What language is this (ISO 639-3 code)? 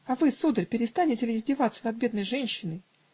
rus